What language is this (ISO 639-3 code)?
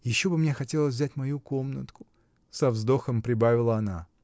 rus